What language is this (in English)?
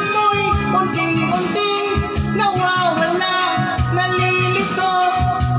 Arabic